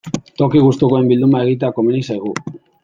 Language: Basque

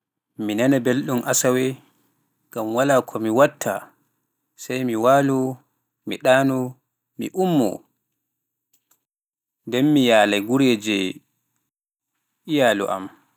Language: Pular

